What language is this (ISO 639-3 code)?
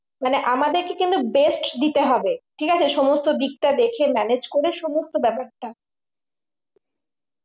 ben